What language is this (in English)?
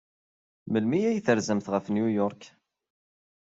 Kabyle